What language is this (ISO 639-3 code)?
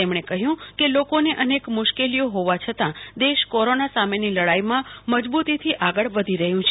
guj